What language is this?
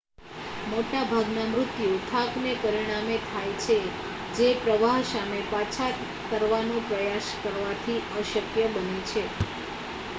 Gujarati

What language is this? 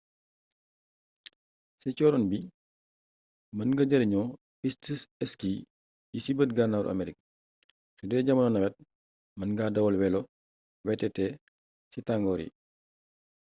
Wolof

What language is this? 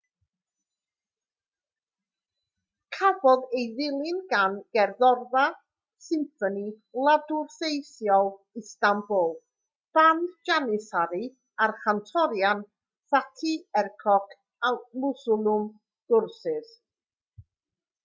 Welsh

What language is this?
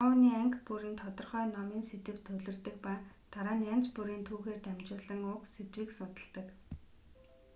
Mongolian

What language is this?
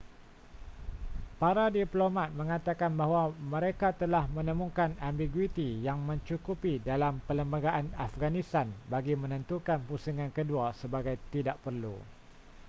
Malay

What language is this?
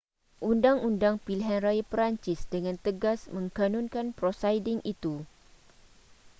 Malay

